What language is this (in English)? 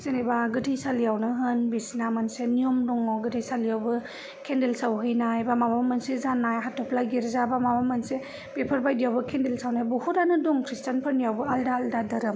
Bodo